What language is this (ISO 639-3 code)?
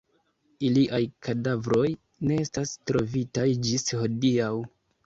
epo